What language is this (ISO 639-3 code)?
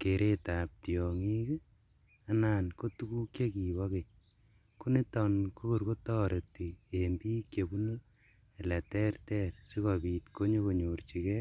kln